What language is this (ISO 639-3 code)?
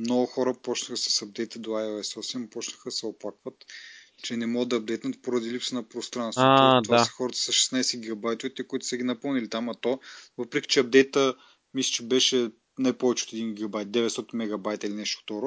bul